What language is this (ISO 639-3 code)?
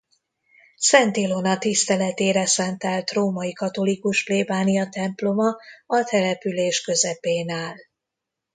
hun